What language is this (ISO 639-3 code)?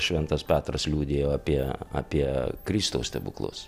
lit